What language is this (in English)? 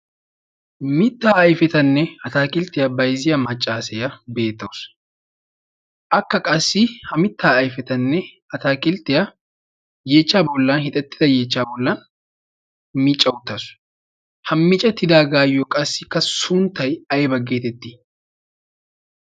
Wolaytta